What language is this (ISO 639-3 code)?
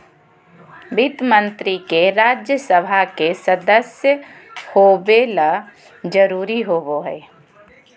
mag